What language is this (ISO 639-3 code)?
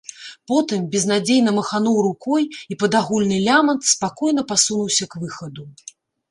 bel